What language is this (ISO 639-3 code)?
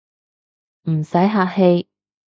yue